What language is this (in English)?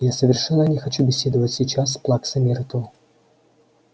Russian